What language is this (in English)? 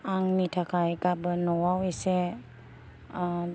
Bodo